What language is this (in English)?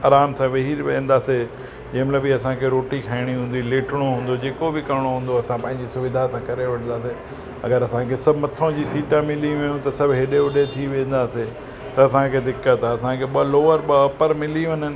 Sindhi